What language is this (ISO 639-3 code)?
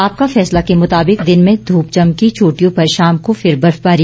hin